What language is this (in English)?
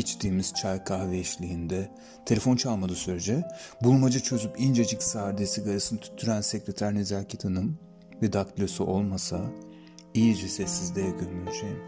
Turkish